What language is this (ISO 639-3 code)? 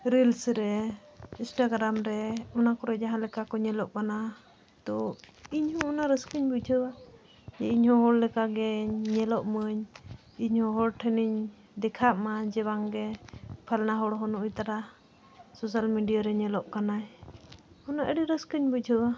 sat